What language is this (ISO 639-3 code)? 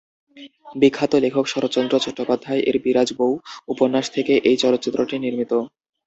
ben